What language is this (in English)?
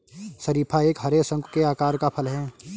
Hindi